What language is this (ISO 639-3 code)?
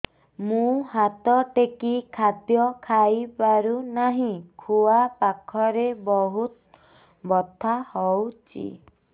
ori